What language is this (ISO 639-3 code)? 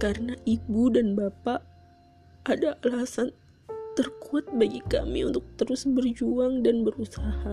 ind